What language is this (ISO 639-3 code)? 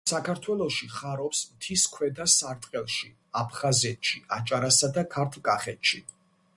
kat